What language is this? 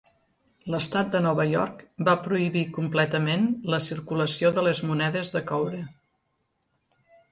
Catalan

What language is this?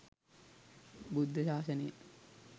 Sinhala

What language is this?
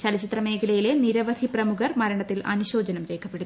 Malayalam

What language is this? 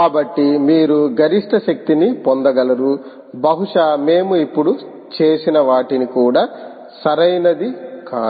Telugu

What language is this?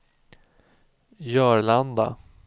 Swedish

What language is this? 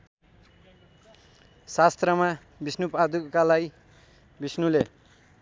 Nepali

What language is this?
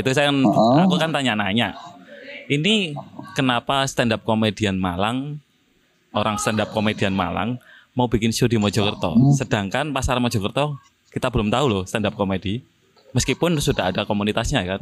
Indonesian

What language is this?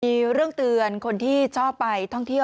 Thai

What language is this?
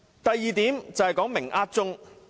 Cantonese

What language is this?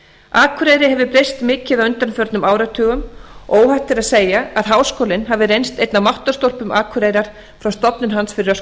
Icelandic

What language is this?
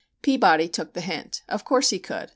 English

